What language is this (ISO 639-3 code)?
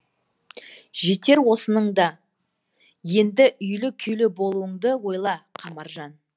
kaz